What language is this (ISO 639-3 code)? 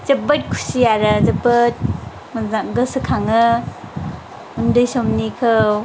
brx